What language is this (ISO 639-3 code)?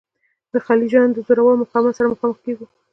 pus